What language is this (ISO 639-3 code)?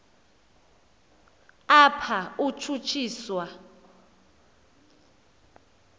xho